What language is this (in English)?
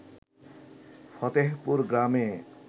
Bangla